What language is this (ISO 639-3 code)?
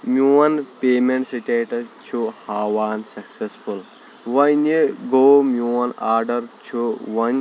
kas